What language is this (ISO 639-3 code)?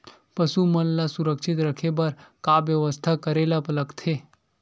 hne